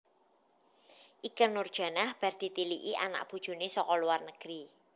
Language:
Javanese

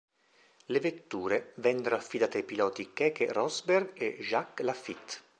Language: Italian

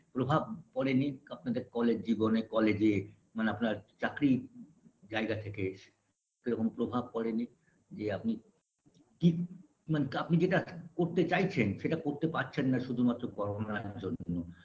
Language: Bangla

